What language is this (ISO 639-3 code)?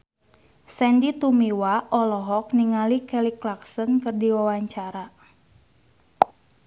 sun